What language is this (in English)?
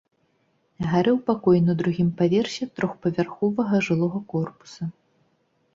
Belarusian